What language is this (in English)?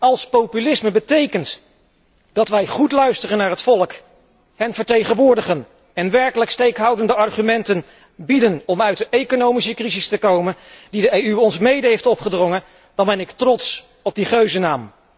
Dutch